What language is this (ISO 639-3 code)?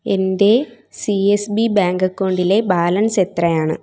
mal